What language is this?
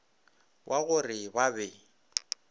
Northern Sotho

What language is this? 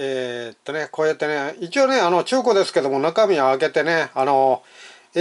Japanese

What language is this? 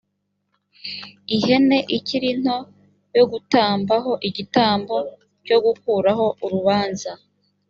Kinyarwanda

